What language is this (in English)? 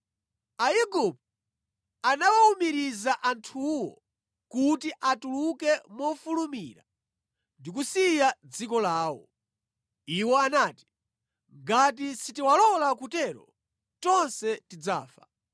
Nyanja